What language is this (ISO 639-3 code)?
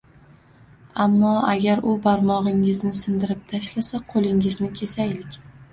uzb